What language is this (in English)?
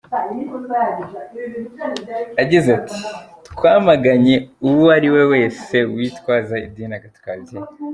Kinyarwanda